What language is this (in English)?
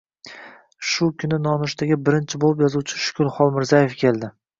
Uzbek